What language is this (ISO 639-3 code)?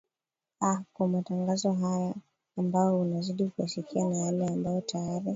swa